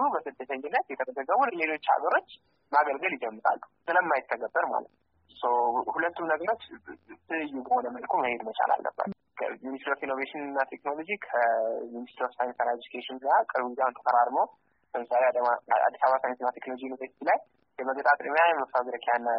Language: Amharic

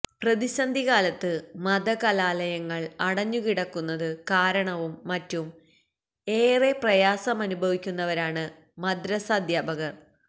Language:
Malayalam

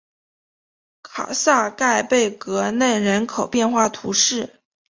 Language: Chinese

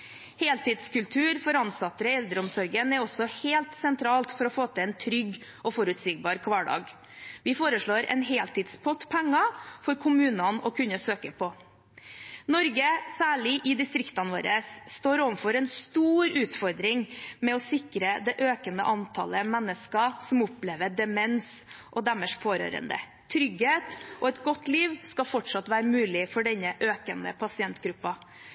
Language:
Norwegian Bokmål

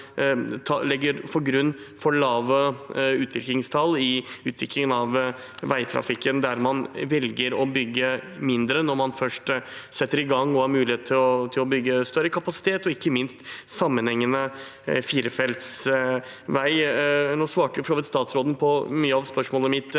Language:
Norwegian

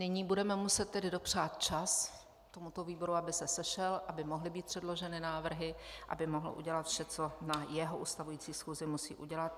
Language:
Czech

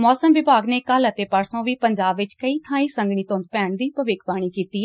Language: Punjabi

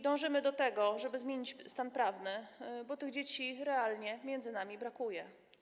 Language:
Polish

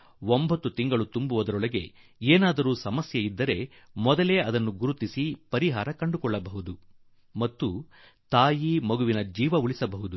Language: Kannada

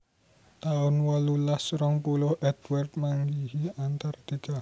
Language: Javanese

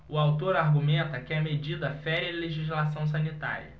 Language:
Portuguese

